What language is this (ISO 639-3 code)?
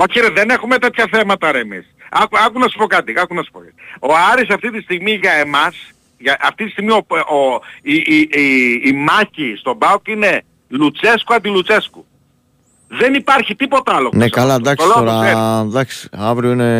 ell